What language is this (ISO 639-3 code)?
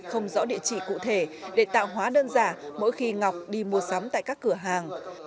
vie